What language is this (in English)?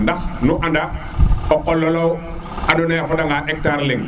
Serer